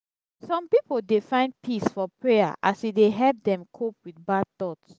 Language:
Nigerian Pidgin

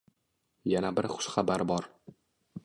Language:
Uzbek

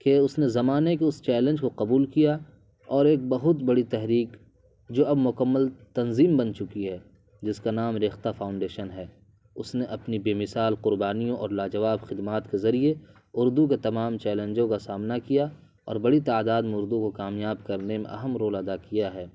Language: Urdu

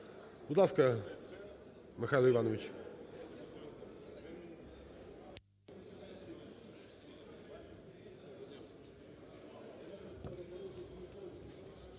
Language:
Ukrainian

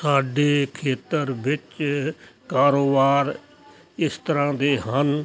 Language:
Punjabi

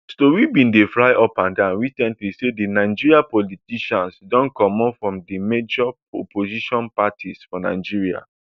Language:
Nigerian Pidgin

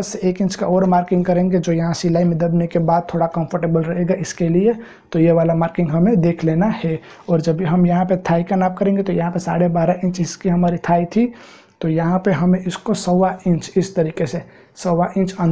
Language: Hindi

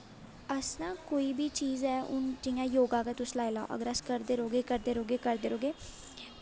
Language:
Dogri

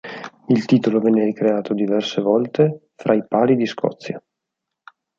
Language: Italian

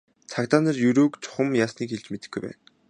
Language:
Mongolian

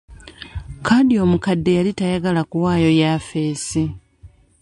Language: Ganda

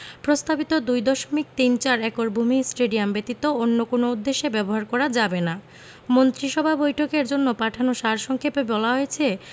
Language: Bangla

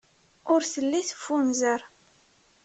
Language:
Kabyle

